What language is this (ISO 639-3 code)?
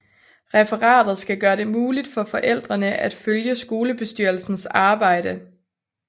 dan